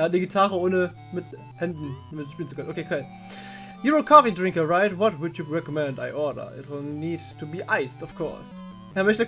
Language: German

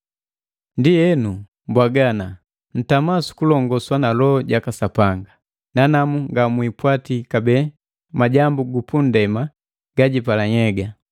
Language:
Matengo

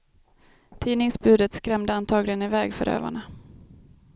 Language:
Swedish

